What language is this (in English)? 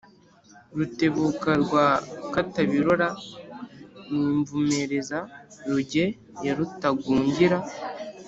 Kinyarwanda